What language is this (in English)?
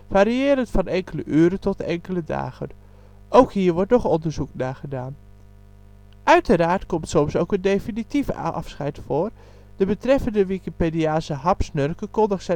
Dutch